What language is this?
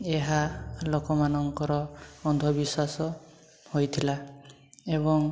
Odia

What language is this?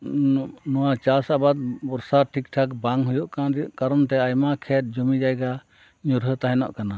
Santali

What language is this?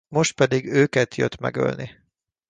Hungarian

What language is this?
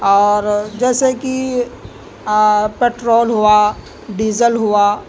Urdu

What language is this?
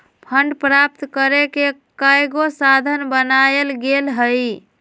Magahi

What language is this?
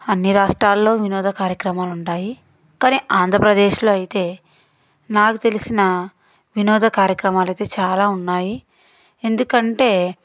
Telugu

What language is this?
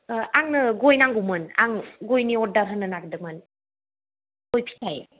Bodo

